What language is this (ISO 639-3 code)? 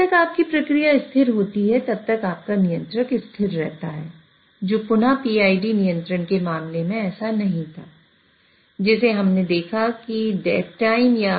hin